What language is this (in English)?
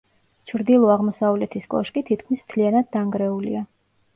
Georgian